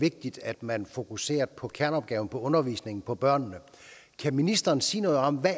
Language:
Danish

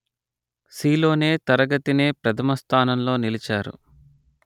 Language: Telugu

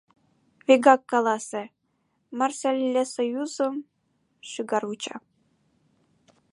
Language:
Mari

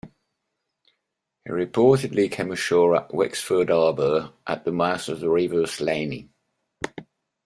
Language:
English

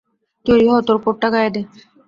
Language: Bangla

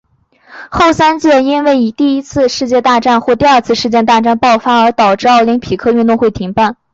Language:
Chinese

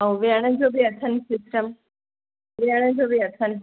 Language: Sindhi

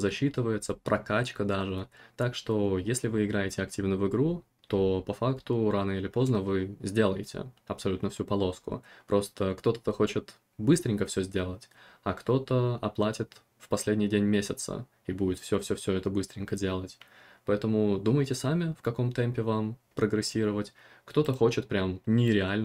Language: Russian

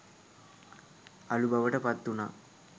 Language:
Sinhala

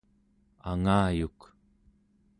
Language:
Central Yupik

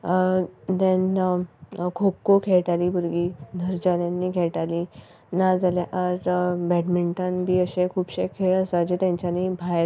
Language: Konkani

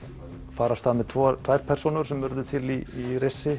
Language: Icelandic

